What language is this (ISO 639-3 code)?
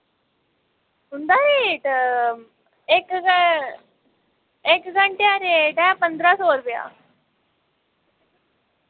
doi